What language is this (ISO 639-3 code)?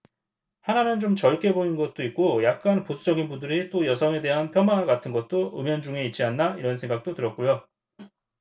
kor